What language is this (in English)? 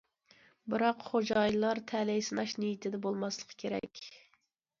Uyghur